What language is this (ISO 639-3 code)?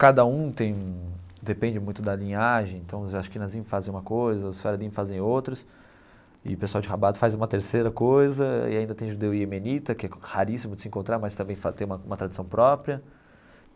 por